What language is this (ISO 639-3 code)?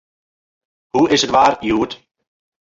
fry